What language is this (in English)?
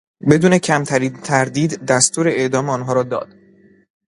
Persian